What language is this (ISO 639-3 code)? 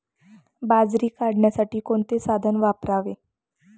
mar